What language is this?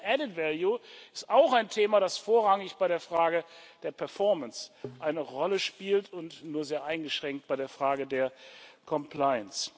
German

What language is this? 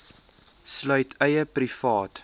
Afrikaans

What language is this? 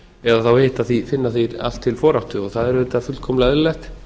Icelandic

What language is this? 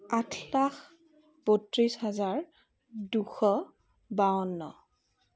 Assamese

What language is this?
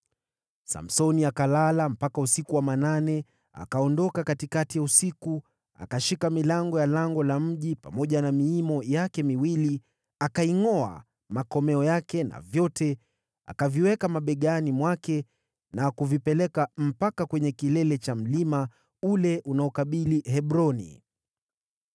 Swahili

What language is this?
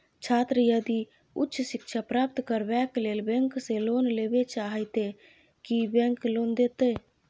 Maithili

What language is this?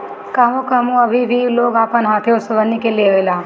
Bhojpuri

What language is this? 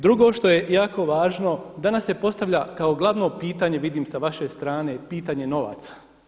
Croatian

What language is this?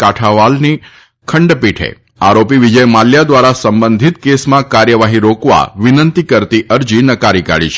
Gujarati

